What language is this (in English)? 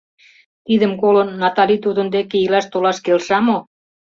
Mari